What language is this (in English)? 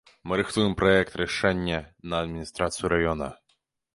Belarusian